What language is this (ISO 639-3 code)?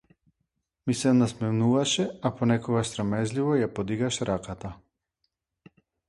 mkd